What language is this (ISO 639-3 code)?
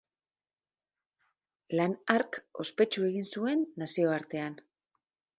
eus